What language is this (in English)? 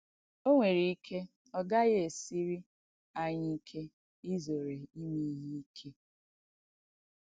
Igbo